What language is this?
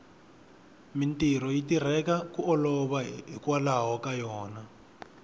Tsonga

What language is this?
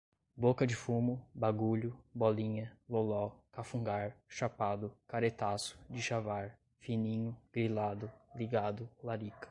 Portuguese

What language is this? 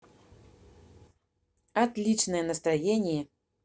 Russian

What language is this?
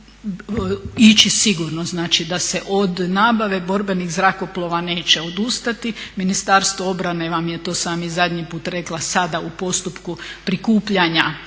Croatian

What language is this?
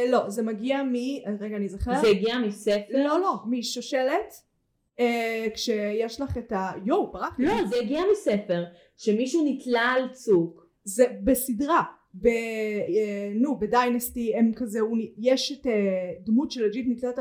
Hebrew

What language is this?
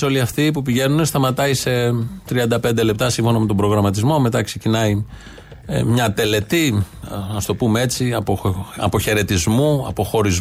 Greek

